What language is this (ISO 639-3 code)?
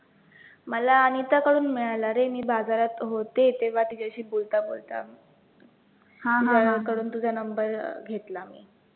mar